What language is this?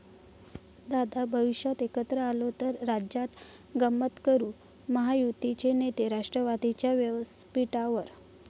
Marathi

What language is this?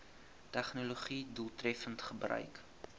Afrikaans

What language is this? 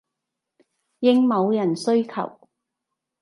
Cantonese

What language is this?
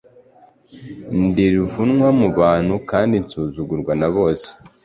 Kinyarwanda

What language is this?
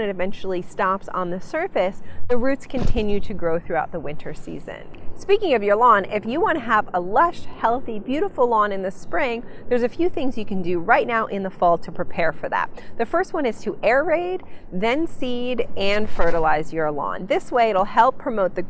English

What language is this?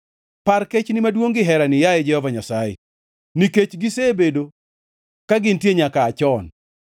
Luo (Kenya and Tanzania)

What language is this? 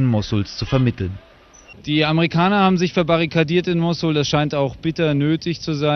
German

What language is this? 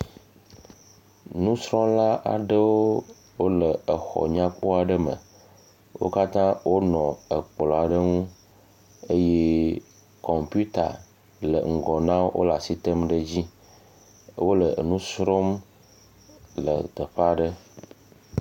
Ewe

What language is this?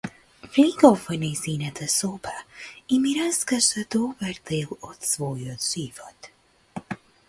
Macedonian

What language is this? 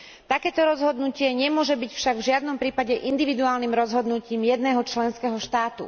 Slovak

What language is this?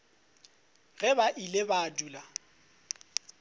Northern Sotho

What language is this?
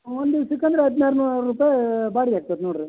Kannada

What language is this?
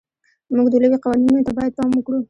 Pashto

